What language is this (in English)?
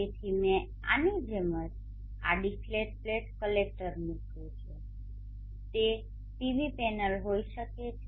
Gujarati